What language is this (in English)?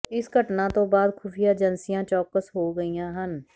Punjabi